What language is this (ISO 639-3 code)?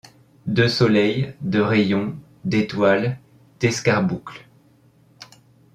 fra